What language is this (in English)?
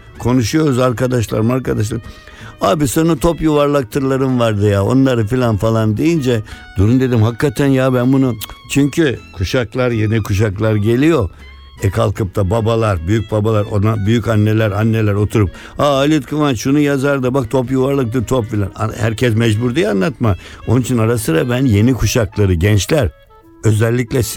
Turkish